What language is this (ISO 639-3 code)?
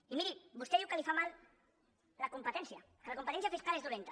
cat